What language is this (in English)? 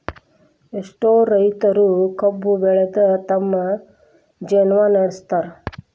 Kannada